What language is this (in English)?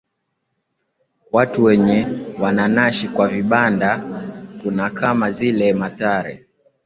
Swahili